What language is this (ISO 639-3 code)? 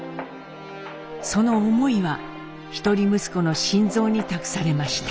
jpn